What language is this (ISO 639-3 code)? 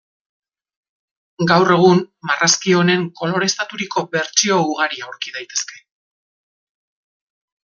eus